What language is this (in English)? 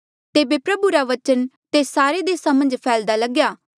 Mandeali